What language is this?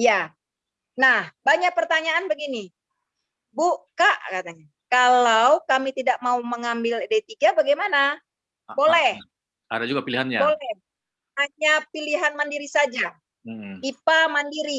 Indonesian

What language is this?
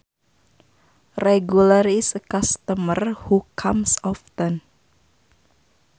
Sundanese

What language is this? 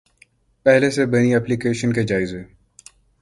Urdu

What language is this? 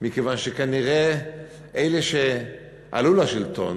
Hebrew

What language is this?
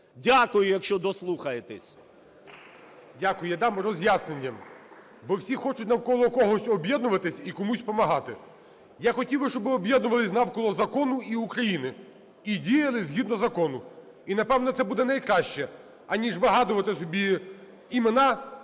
Ukrainian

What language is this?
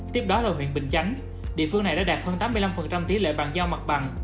Vietnamese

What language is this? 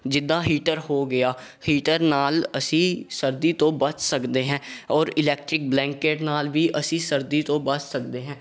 Punjabi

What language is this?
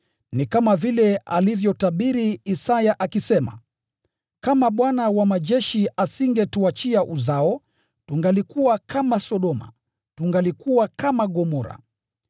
Swahili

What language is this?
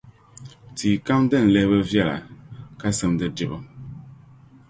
Dagbani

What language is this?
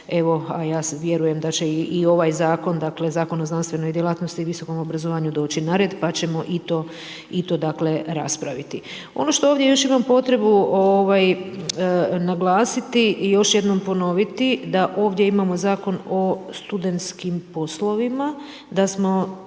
Croatian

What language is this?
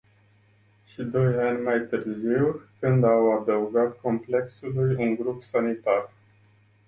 Romanian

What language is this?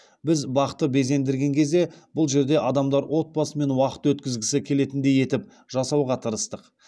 Kazakh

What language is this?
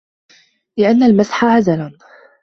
Arabic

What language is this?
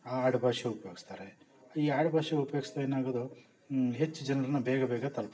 Kannada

